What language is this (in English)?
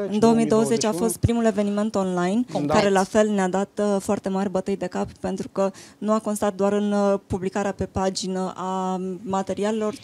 Romanian